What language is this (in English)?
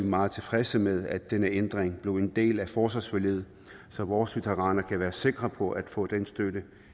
Danish